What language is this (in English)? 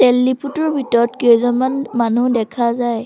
Assamese